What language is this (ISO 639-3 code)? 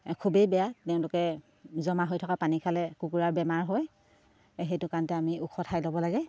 asm